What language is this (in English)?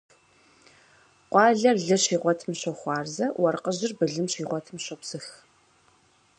Kabardian